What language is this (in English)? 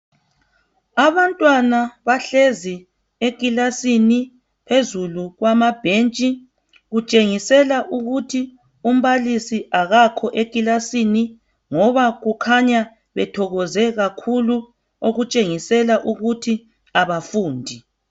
North Ndebele